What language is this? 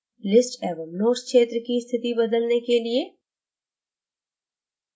Hindi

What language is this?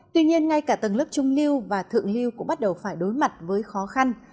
Vietnamese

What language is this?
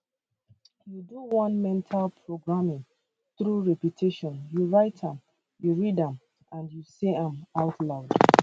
Nigerian Pidgin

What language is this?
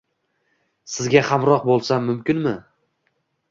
Uzbek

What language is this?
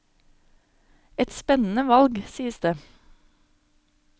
Norwegian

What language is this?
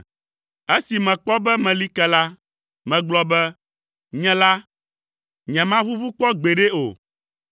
Ewe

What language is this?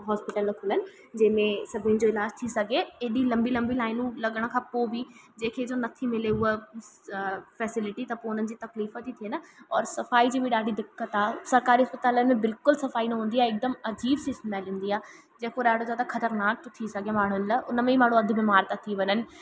Sindhi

